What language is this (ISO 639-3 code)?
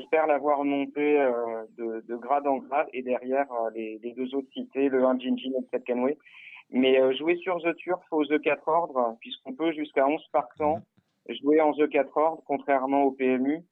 fra